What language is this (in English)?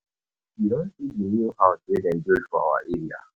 Nigerian Pidgin